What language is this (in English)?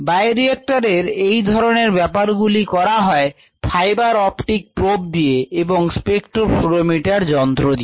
Bangla